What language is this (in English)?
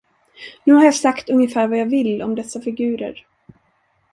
Swedish